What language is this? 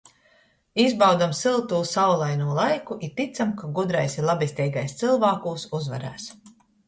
Latgalian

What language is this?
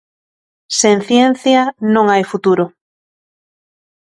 Galician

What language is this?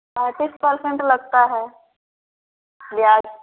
Hindi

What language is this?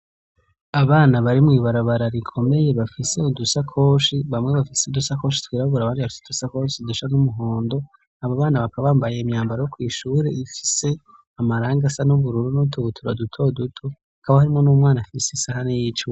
Rundi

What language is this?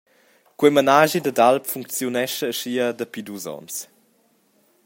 Romansh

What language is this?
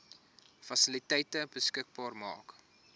Afrikaans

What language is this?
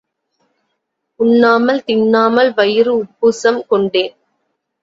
Tamil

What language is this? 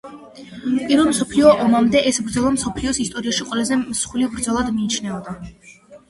Georgian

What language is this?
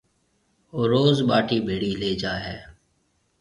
Marwari (Pakistan)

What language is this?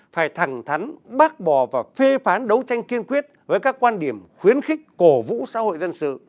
Vietnamese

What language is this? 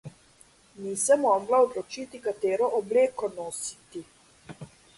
Slovenian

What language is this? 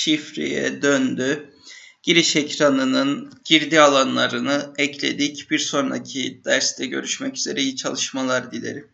Turkish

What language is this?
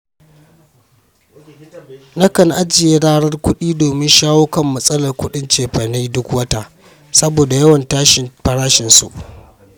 Hausa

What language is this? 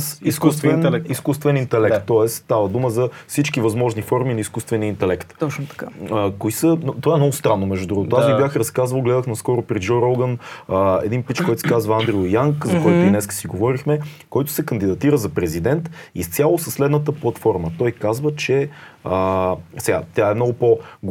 Bulgarian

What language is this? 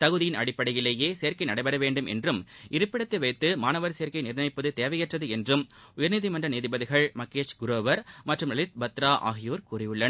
Tamil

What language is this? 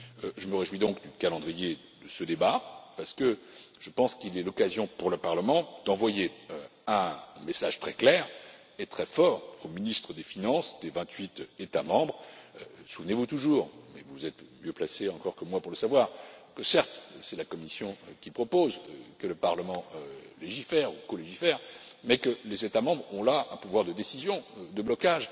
French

